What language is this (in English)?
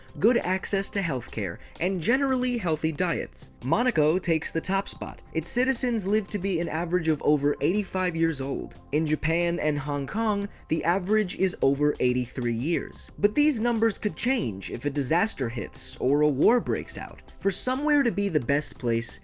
English